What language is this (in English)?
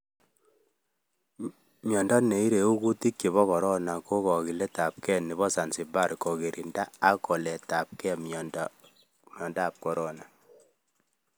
Kalenjin